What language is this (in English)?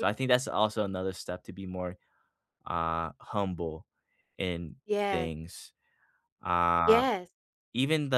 English